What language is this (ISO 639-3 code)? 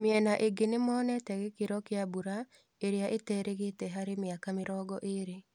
kik